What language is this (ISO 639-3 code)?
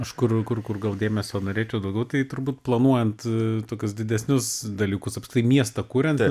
lit